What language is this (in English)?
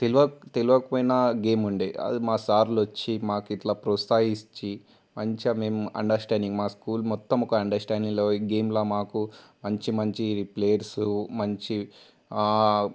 Telugu